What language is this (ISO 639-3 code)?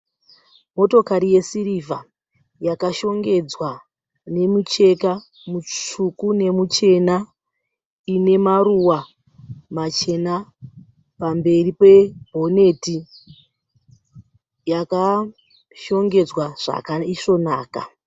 sna